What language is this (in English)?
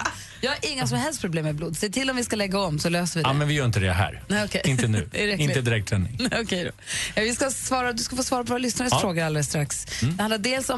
Swedish